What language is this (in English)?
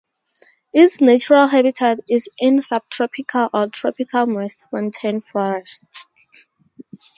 English